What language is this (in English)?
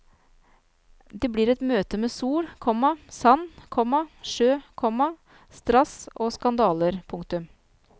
Norwegian